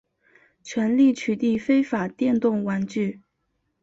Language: Chinese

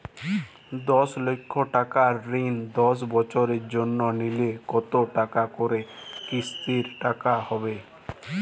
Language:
Bangla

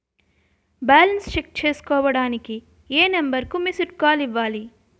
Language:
Telugu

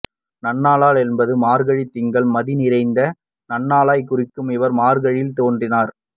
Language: Tamil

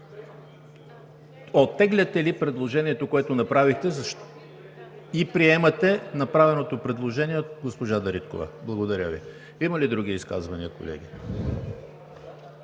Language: Bulgarian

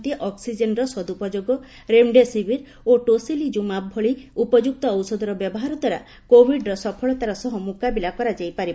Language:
Odia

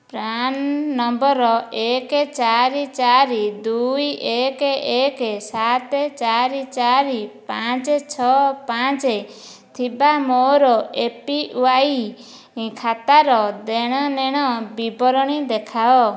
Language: Odia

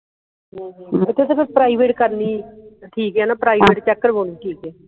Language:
Punjabi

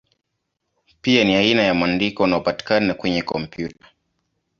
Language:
Swahili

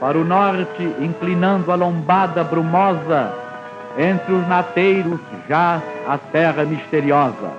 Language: Portuguese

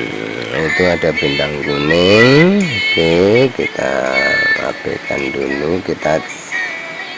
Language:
Indonesian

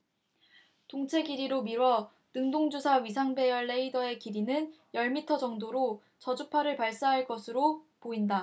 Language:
Korean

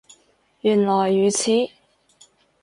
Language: Cantonese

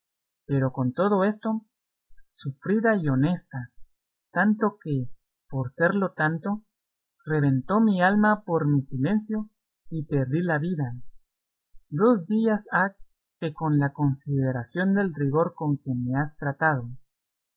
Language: Spanish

